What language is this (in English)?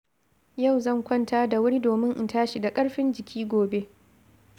Hausa